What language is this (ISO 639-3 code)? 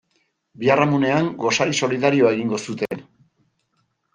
eus